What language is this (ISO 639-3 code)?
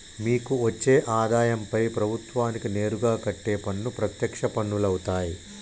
tel